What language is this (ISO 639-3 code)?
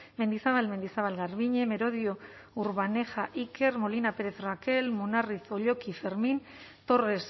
eus